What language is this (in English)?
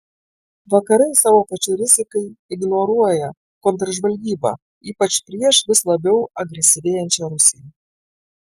Lithuanian